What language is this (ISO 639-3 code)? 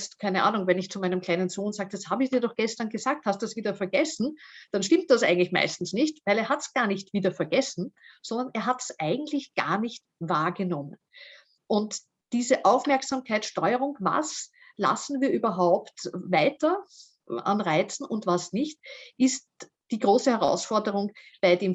deu